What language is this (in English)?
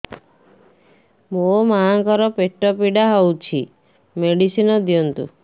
Odia